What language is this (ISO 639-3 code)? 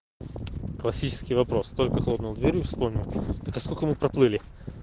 rus